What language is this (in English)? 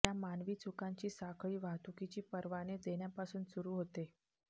Marathi